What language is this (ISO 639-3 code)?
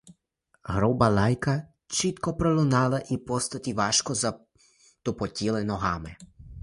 ukr